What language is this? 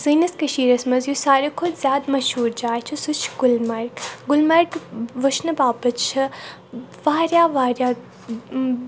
Kashmiri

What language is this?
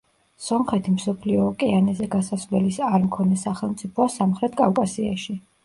Georgian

